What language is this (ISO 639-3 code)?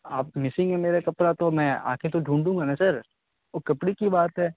urd